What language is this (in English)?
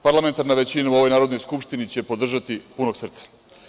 Serbian